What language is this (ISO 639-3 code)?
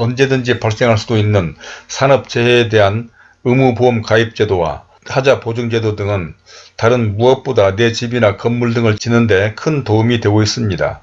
kor